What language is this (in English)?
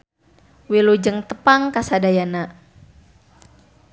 Sundanese